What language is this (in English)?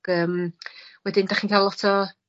Welsh